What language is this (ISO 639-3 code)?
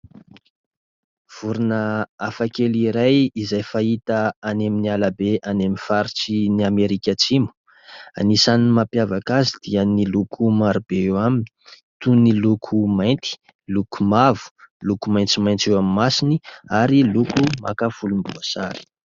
mlg